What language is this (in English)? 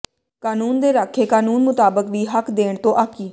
Punjabi